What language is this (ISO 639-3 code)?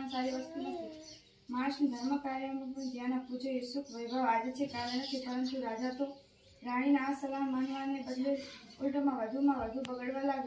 guj